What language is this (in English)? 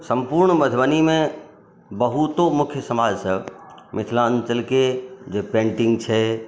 Maithili